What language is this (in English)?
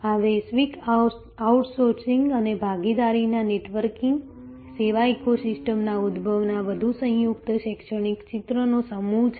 Gujarati